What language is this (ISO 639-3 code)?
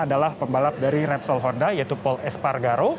ind